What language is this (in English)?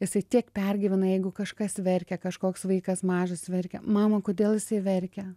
Lithuanian